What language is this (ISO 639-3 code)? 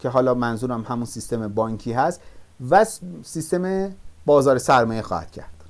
fas